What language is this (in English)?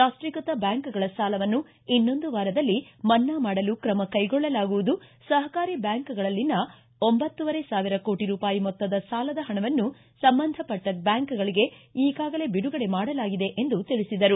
Kannada